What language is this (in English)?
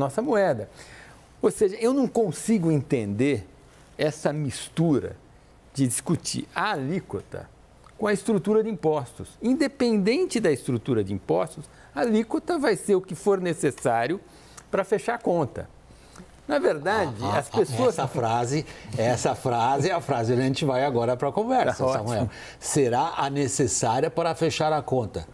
Portuguese